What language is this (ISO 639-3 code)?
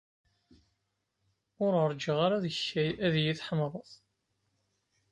kab